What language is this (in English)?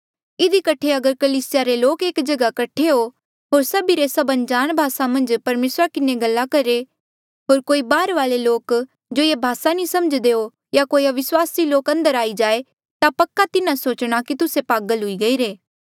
Mandeali